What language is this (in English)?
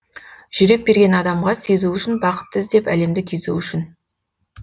Kazakh